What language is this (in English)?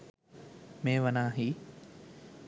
Sinhala